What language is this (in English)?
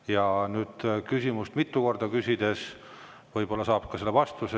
Estonian